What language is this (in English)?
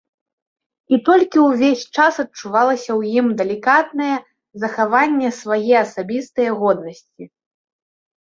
Belarusian